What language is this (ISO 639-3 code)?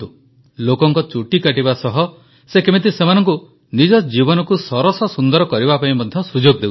ori